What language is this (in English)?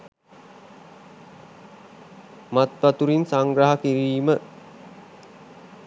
Sinhala